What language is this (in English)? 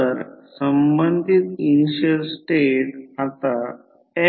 Marathi